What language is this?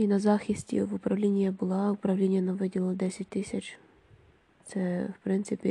Ukrainian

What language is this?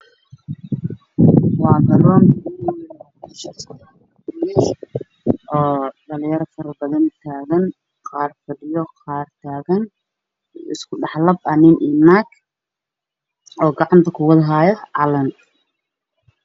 Somali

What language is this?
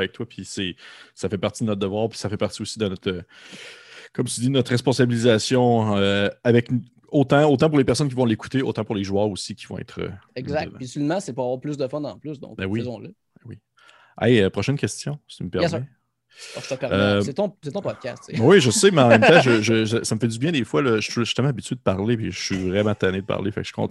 French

